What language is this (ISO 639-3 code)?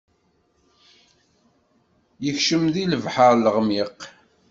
kab